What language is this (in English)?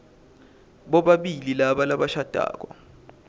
Swati